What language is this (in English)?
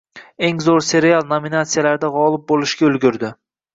Uzbek